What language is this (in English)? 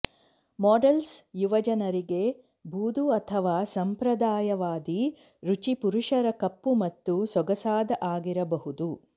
Kannada